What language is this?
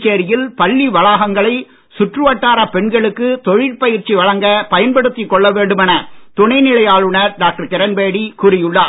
Tamil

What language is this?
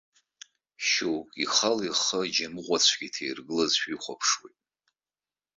Abkhazian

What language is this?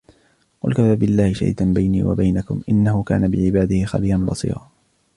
Arabic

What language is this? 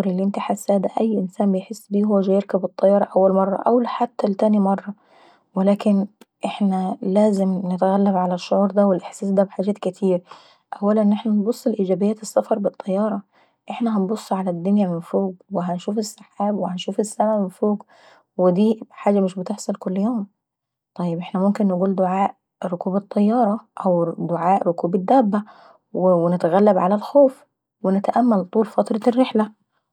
Saidi Arabic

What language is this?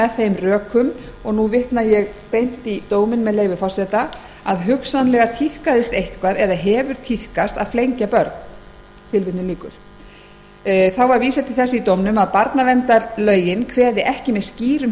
Icelandic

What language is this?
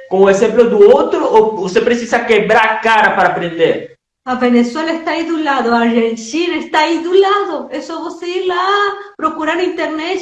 Portuguese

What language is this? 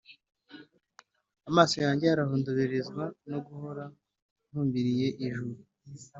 Kinyarwanda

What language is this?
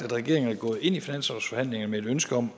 Danish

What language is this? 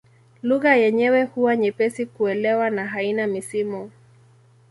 Swahili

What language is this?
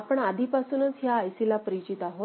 Marathi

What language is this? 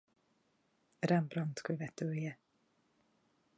Hungarian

